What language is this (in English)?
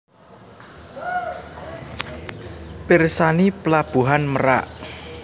Javanese